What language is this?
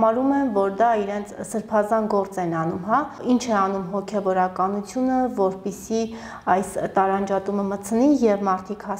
Romanian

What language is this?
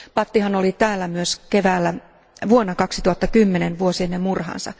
Finnish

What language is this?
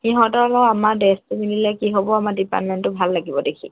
Assamese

